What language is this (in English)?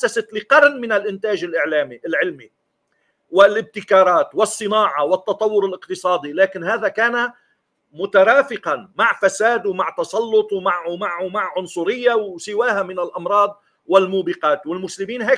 Arabic